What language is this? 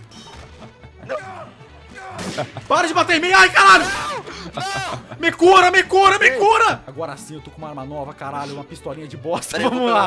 Portuguese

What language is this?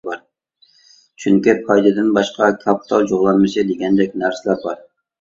Uyghur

